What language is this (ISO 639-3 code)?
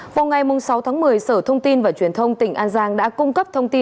vie